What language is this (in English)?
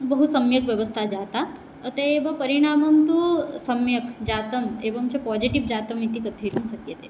Sanskrit